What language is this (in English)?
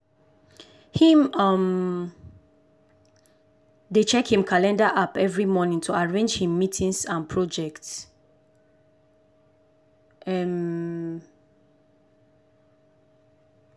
Nigerian Pidgin